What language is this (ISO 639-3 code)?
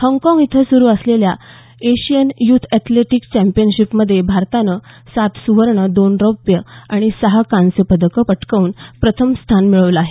mar